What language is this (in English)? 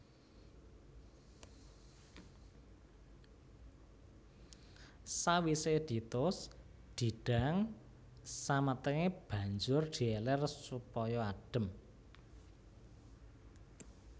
Javanese